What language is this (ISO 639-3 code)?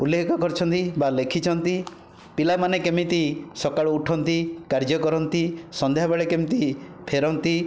ori